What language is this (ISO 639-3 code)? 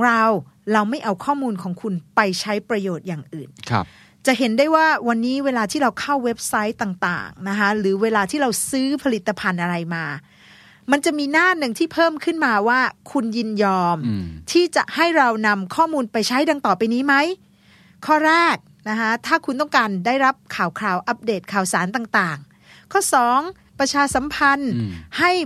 tha